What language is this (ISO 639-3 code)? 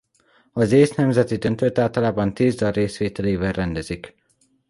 hun